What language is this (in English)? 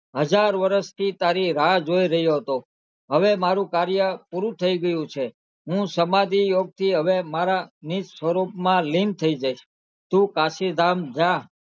Gujarati